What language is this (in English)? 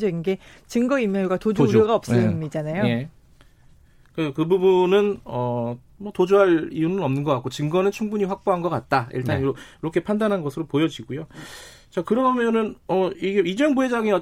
Korean